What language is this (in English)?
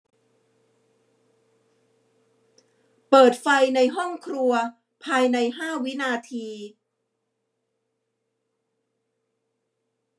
Thai